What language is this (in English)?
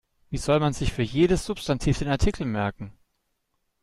German